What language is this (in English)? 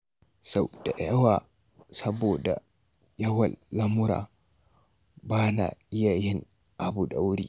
Hausa